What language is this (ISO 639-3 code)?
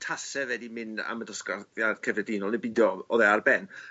cym